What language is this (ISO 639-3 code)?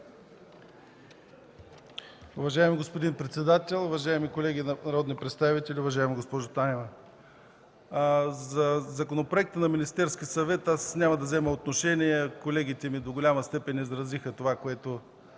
bul